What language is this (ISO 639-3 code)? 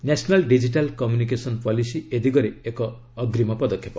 ori